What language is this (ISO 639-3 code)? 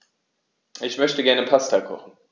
deu